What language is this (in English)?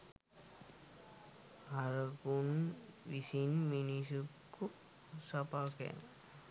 Sinhala